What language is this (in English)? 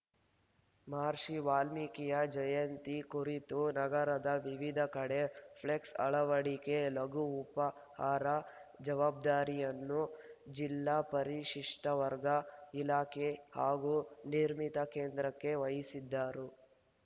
Kannada